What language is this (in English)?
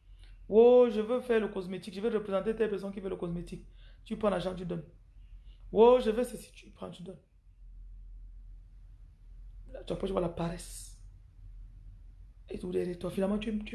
French